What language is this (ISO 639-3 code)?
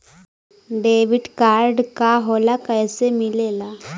bho